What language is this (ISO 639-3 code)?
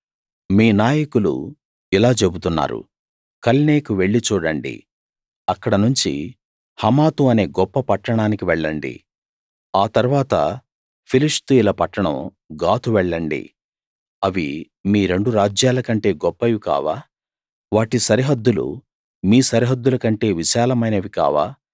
tel